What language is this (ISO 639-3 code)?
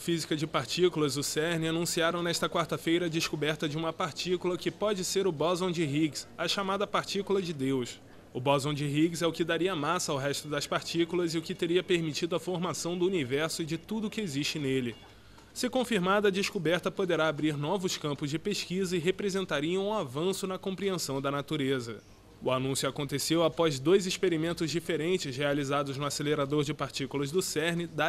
por